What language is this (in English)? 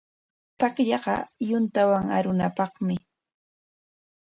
Corongo Ancash Quechua